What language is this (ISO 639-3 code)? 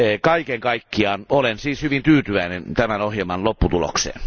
fin